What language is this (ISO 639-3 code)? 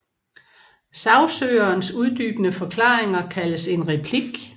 dan